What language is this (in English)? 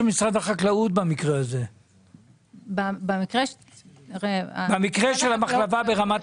Hebrew